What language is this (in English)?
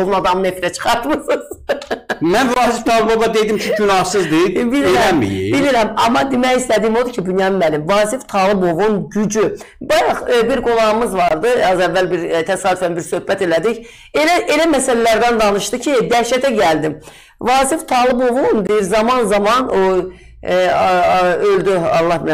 Turkish